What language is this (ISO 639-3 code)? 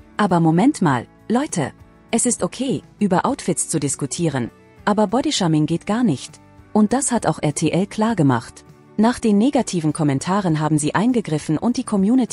deu